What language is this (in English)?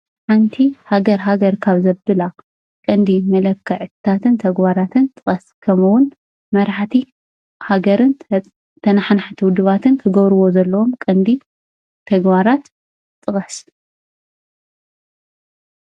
Tigrinya